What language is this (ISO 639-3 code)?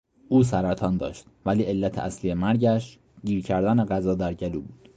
fas